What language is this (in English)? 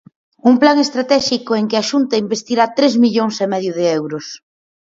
Galician